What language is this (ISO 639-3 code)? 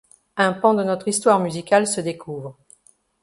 fra